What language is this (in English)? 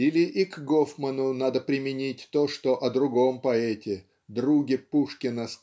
Russian